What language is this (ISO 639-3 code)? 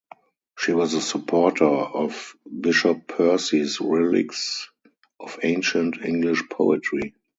eng